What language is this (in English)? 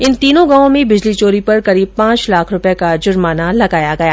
Hindi